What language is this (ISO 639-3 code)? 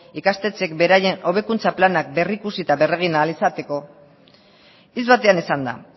eus